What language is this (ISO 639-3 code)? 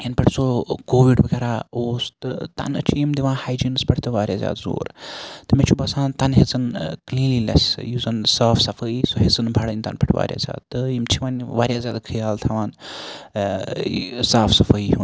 kas